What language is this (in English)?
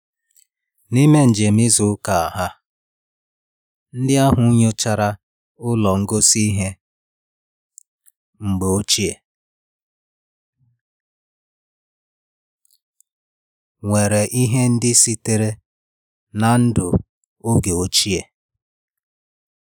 Igbo